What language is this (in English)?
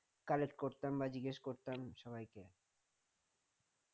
Bangla